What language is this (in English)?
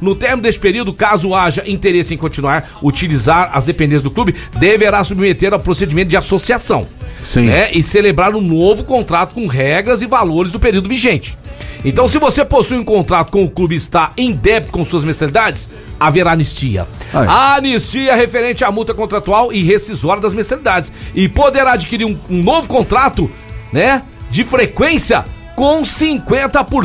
Portuguese